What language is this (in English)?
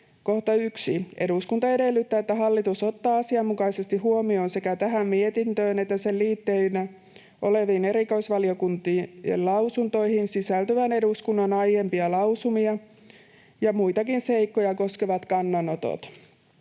Finnish